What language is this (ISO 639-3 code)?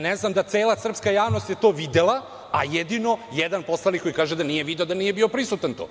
srp